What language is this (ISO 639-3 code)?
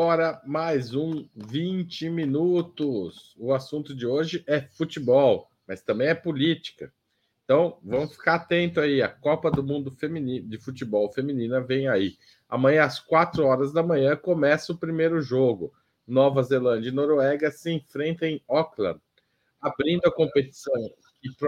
por